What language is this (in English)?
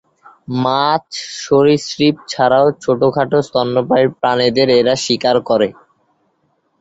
Bangla